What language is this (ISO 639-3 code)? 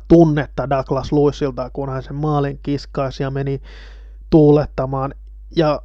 fin